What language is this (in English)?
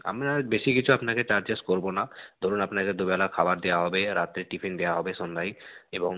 Bangla